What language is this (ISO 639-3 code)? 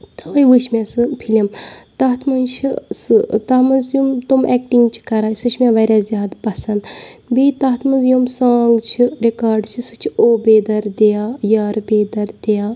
kas